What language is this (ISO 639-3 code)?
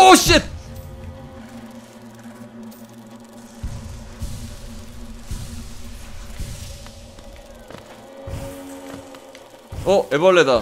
kor